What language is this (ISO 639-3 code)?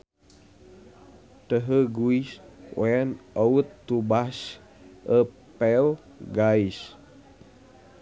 sun